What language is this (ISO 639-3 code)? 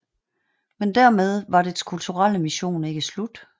dan